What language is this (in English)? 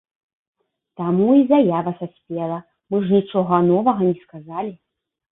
Belarusian